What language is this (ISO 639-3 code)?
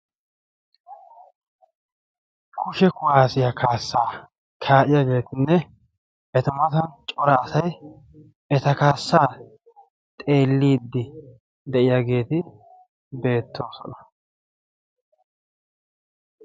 wal